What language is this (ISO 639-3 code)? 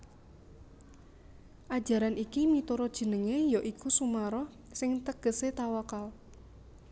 jav